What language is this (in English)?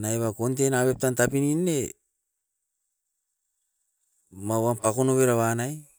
Askopan